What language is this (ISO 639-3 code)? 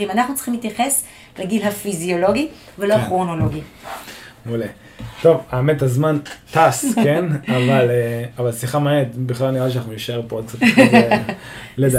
heb